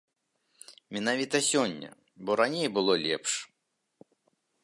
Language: Belarusian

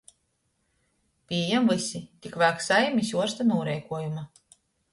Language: Latgalian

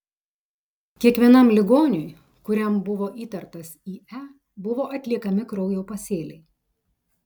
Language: Lithuanian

